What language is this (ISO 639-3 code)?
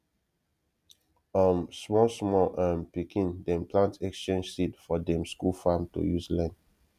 pcm